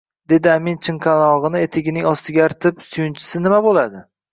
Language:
Uzbek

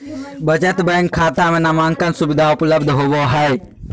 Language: Magahi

